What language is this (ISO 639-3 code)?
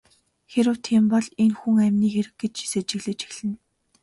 mon